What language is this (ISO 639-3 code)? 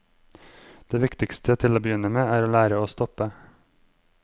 nor